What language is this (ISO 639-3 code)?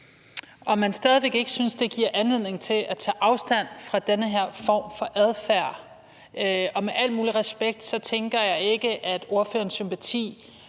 dan